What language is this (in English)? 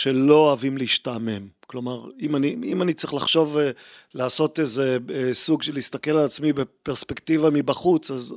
Hebrew